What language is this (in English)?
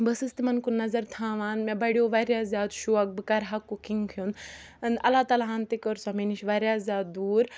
Kashmiri